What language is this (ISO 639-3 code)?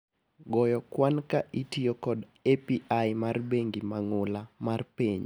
luo